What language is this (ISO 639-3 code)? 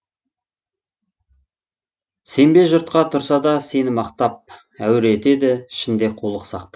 kaz